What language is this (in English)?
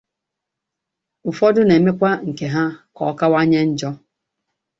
Igbo